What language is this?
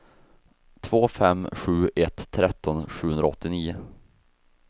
Swedish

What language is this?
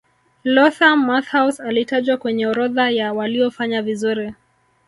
Swahili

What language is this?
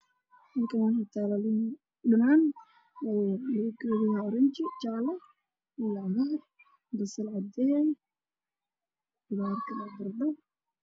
Somali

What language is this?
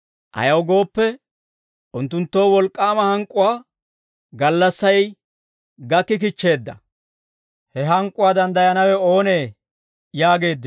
Dawro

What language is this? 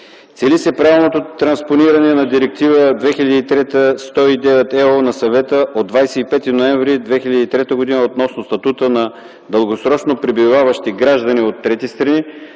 Bulgarian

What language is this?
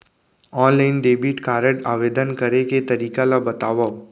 Chhattisgarhi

